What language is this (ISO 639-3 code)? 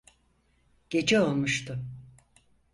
tur